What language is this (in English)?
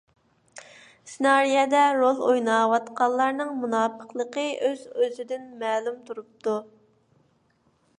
Uyghur